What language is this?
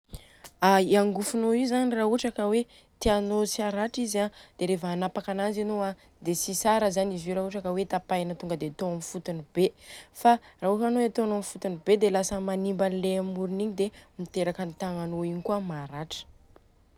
Southern Betsimisaraka Malagasy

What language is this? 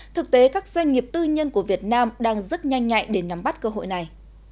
Vietnamese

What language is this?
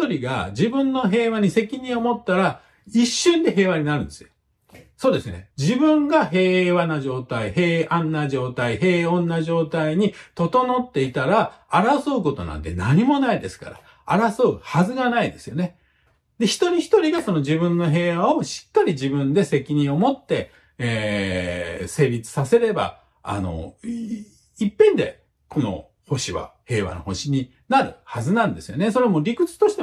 Japanese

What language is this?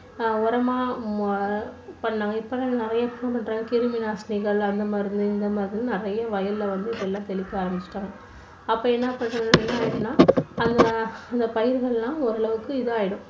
Tamil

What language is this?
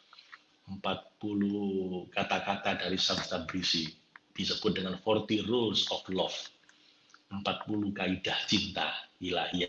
Indonesian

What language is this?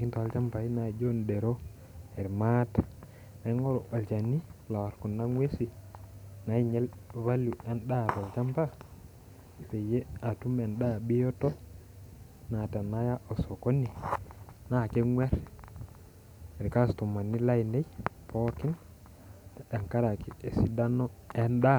Masai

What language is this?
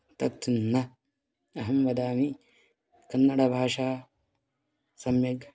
Sanskrit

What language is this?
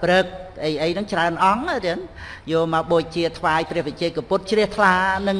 Vietnamese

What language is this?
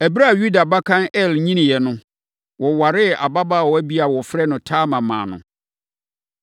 Akan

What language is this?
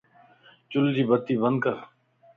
Lasi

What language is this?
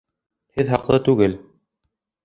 Bashkir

